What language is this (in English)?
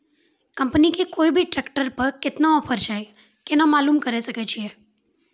Maithili